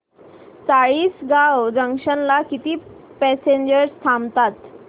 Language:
Marathi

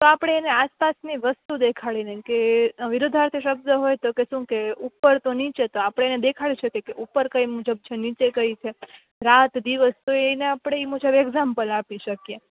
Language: Gujarati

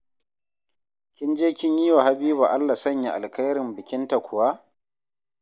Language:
Hausa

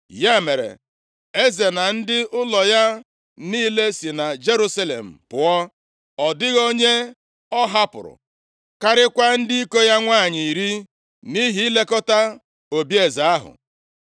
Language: Igbo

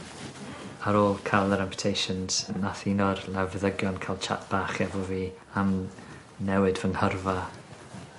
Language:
Welsh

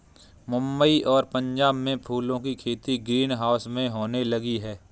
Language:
Hindi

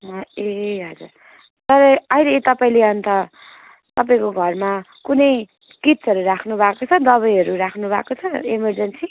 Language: Nepali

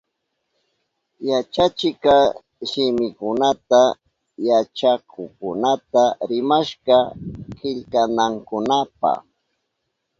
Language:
Southern Pastaza Quechua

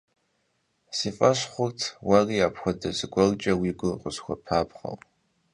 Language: Kabardian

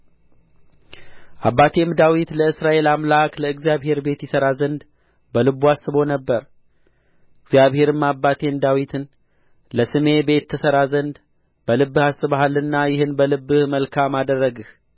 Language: Amharic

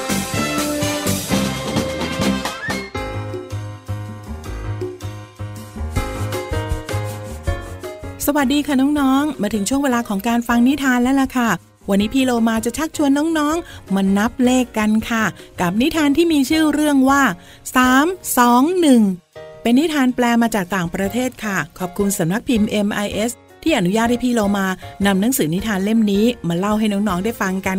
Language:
Thai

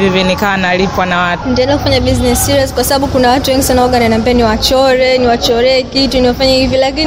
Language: Swahili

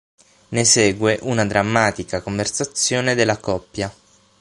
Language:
Italian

